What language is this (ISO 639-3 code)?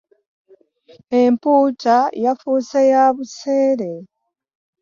lug